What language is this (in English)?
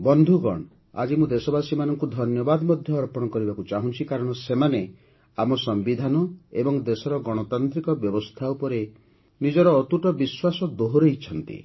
Odia